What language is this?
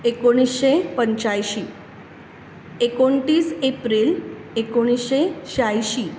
Konkani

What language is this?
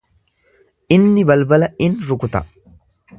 Oromo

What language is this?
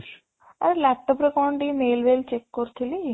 Odia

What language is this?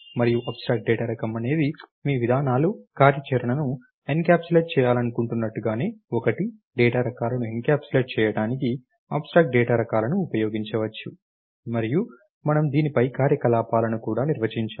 Telugu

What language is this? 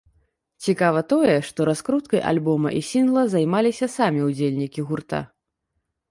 Belarusian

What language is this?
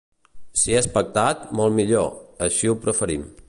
Catalan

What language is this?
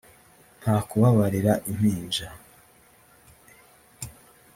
Kinyarwanda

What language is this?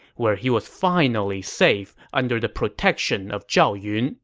English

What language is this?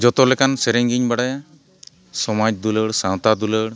Santali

